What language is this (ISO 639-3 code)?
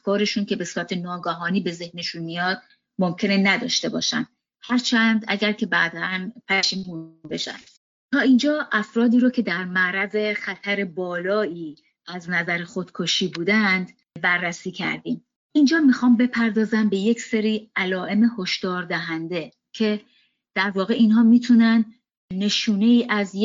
fas